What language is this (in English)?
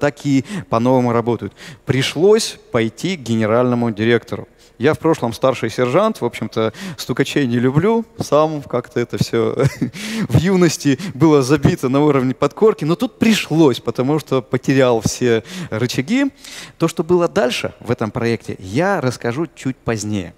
Russian